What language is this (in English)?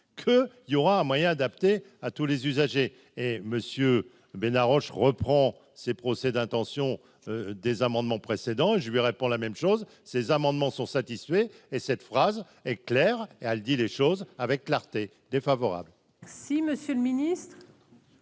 French